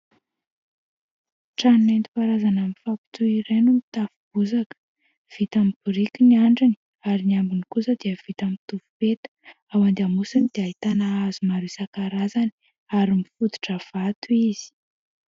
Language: Malagasy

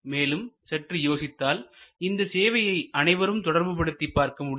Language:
Tamil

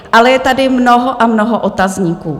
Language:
Czech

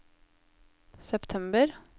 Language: Norwegian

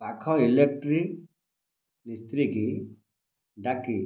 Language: Odia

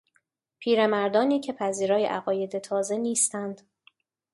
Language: Persian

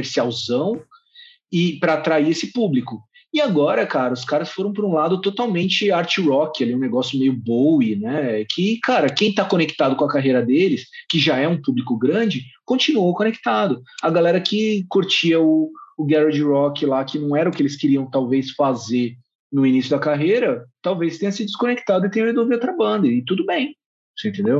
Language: Portuguese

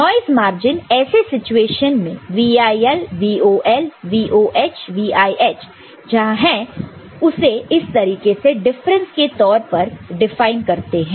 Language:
Hindi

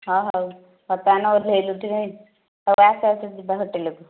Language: Odia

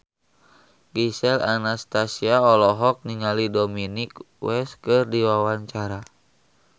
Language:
Sundanese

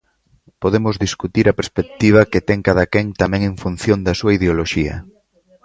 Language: Galician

